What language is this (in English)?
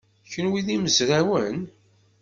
Kabyle